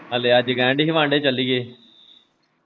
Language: Punjabi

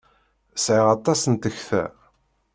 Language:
Kabyle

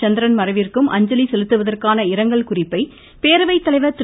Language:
Tamil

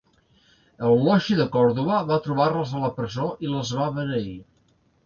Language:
Catalan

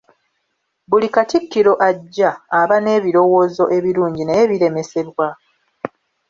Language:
Ganda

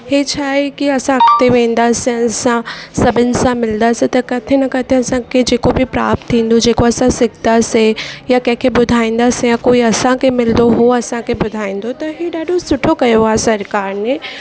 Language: Sindhi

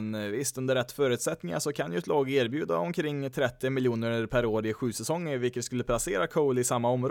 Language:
Swedish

